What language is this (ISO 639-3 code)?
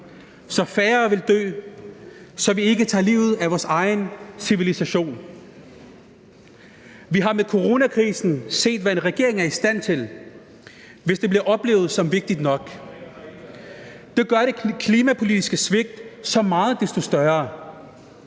dan